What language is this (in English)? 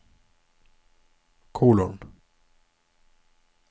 Norwegian